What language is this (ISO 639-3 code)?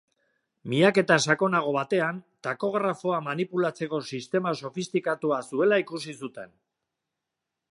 eus